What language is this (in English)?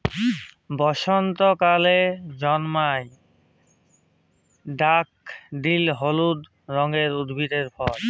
Bangla